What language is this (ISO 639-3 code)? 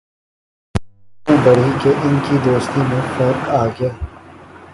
urd